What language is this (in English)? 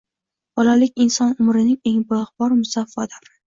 Uzbek